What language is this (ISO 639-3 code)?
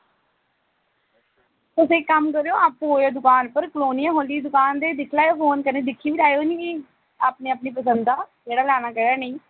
doi